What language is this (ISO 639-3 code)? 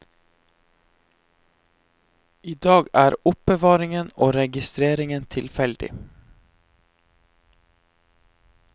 nor